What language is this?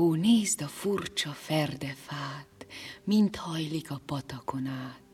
Hungarian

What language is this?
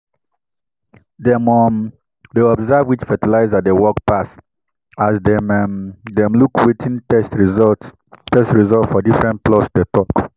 Nigerian Pidgin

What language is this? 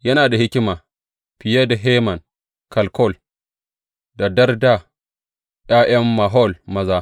Hausa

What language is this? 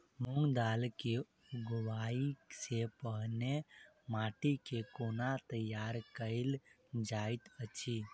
Maithili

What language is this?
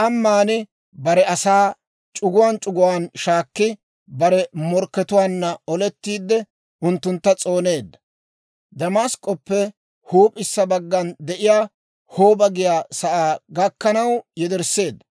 Dawro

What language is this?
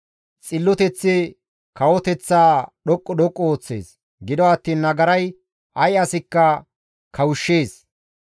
Gamo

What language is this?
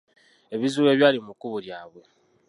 Ganda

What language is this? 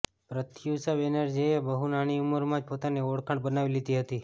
Gujarati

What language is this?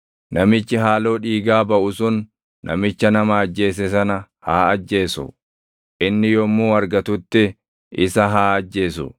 Oromo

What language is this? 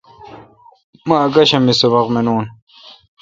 Kalkoti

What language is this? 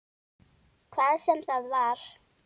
Icelandic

